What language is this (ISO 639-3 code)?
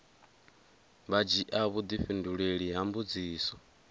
ven